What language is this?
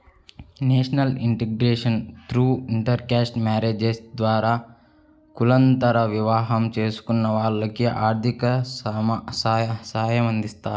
Telugu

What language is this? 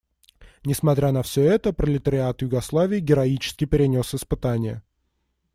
Russian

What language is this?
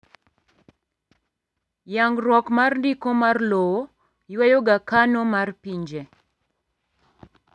Luo (Kenya and Tanzania)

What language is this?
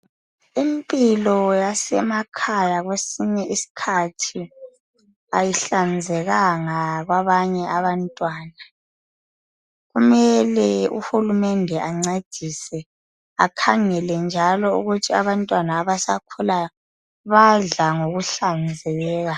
North Ndebele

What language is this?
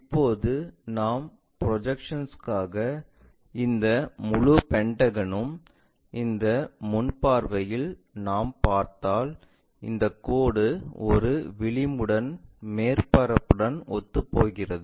Tamil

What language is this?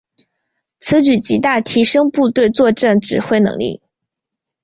Chinese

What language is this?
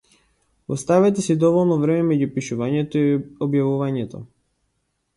Macedonian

